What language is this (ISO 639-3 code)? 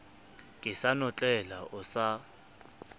sot